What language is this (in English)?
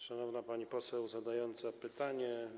Polish